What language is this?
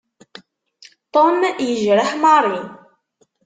Kabyle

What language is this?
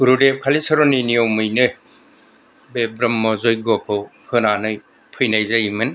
Bodo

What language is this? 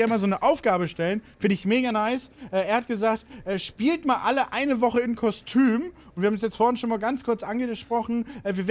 German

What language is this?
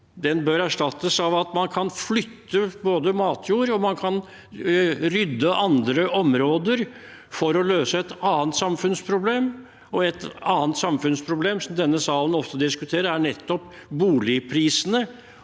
Norwegian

